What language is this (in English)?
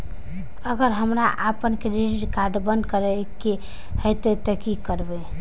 Maithili